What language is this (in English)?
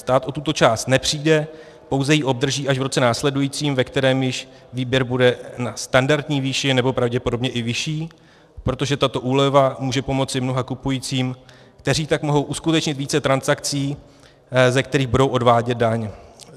Czech